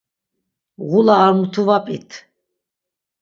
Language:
Laz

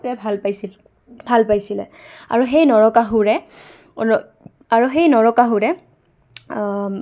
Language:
Assamese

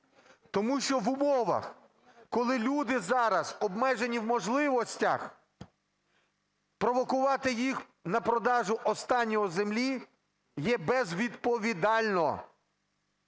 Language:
Ukrainian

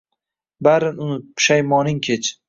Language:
Uzbek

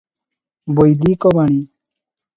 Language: Odia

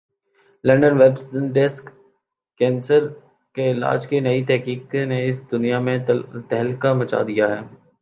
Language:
Urdu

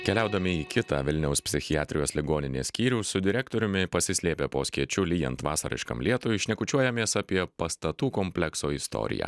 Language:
Lithuanian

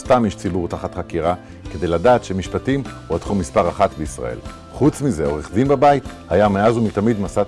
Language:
Hebrew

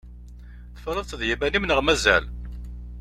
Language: Kabyle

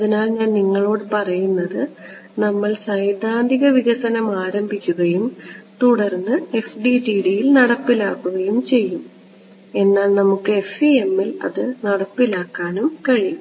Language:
Malayalam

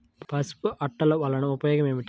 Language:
Telugu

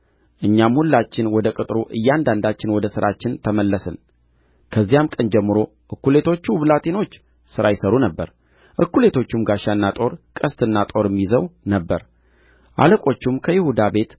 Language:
Amharic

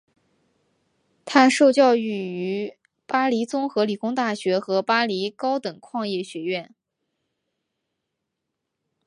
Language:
Chinese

